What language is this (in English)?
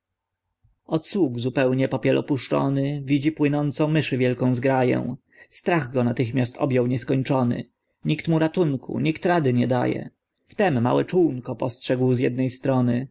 Polish